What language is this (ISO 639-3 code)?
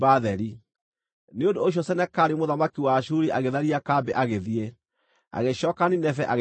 kik